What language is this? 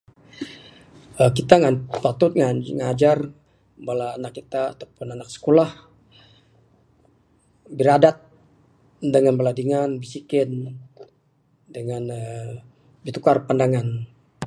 Bukar-Sadung Bidayuh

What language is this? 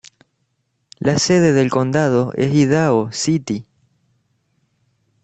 Spanish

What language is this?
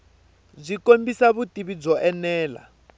Tsonga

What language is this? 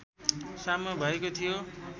Nepali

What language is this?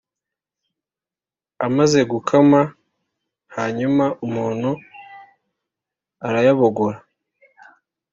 Kinyarwanda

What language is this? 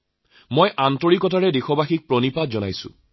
Assamese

